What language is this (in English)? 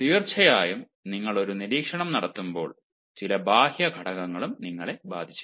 Malayalam